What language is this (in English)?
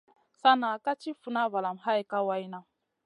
Masana